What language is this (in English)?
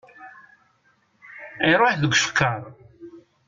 Kabyle